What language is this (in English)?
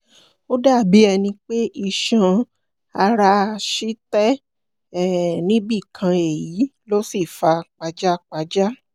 Yoruba